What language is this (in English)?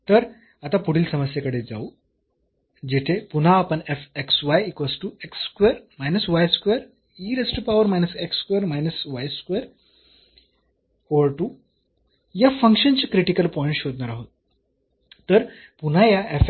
Marathi